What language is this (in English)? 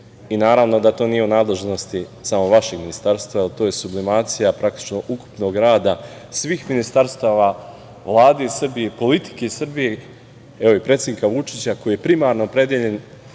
Serbian